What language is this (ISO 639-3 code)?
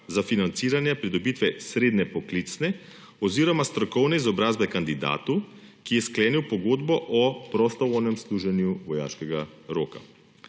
slv